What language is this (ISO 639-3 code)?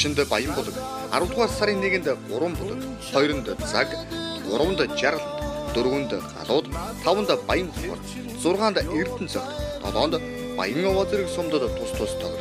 kor